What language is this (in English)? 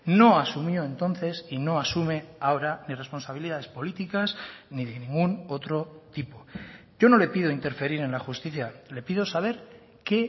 Spanish